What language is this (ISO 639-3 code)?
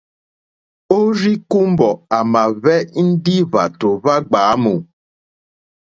bri